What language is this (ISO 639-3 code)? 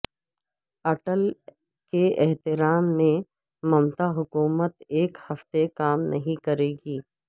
urd